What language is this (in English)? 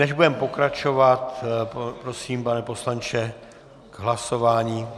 Czech